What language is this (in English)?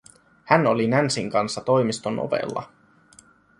Finnish